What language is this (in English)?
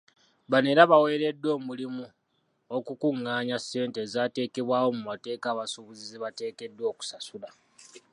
Ganda